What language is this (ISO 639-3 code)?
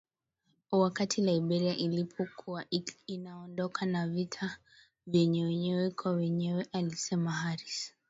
swa